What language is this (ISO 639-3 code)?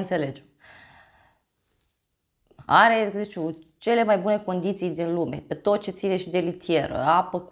ron